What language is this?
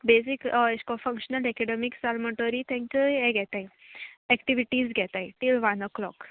Konkani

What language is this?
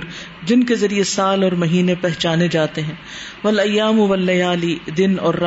Urdu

